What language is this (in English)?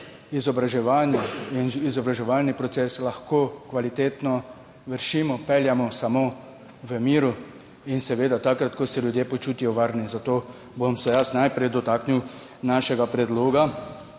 Slovenian